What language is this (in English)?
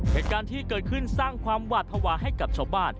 Thai